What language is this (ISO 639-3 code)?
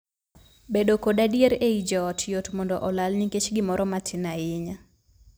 luo